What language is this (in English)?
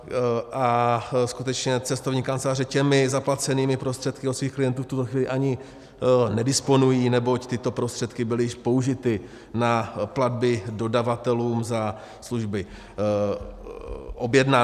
Czech